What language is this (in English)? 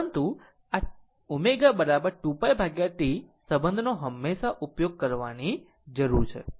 Gujarati